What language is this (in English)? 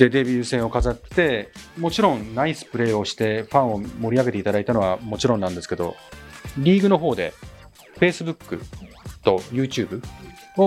Japanese